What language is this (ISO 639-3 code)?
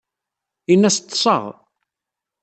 kab